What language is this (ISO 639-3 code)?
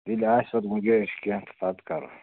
kas